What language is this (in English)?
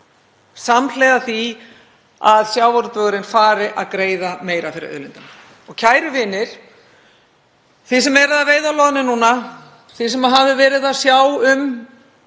Icelandic